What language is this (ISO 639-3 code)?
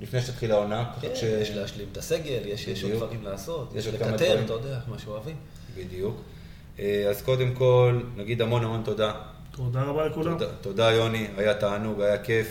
heb